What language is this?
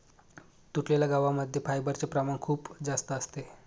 Marathi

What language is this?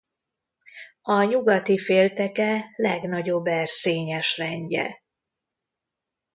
Hungarian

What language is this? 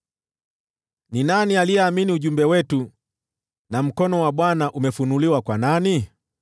Swahili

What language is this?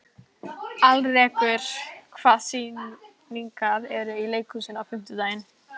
Icelandic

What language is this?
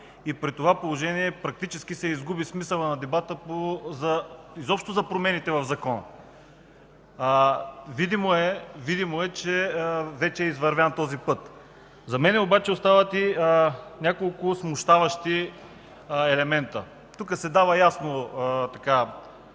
Bulgarian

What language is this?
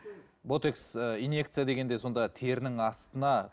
Kazakh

